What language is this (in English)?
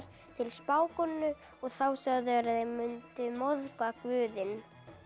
Icelandic